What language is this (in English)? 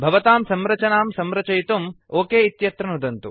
Sanskrit